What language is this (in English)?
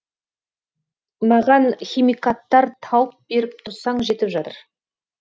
Kazakh